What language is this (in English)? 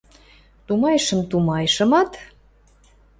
Western Mari